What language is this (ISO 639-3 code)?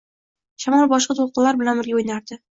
uzb